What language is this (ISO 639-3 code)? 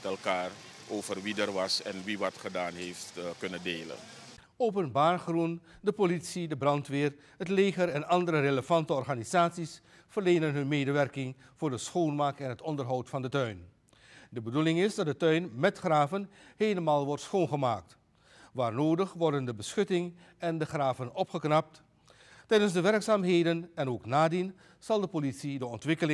nld